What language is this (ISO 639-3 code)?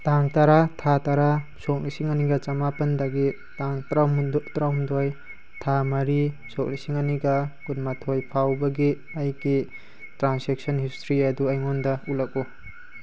mni